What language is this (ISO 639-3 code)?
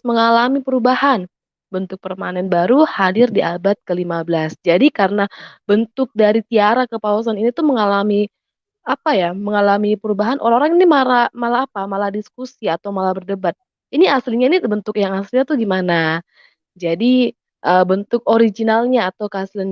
ind